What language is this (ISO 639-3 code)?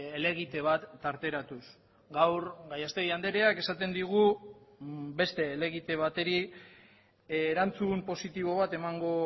eus